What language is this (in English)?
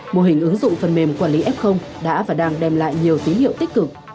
Vietnamese